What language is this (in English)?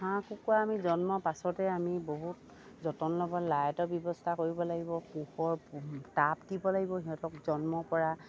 Assamese